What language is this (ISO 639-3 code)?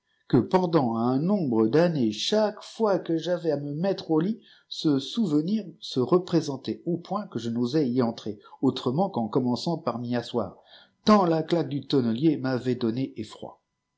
fra